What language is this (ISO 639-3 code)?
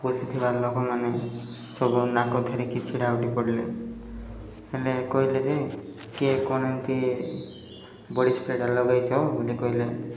ori